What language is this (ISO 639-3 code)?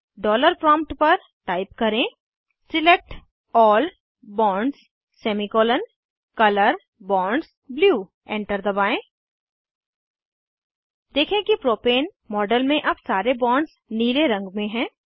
hin